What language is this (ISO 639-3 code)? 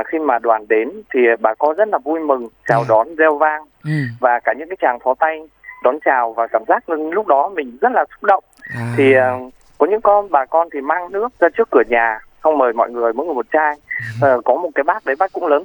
vie